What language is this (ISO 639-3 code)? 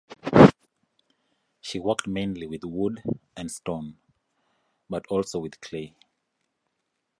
eng